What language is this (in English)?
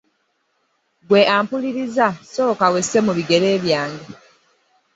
Ganda